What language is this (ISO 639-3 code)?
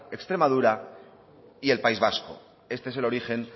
spa